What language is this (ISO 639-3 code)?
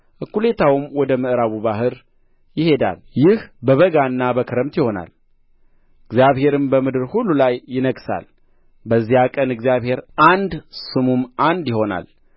amh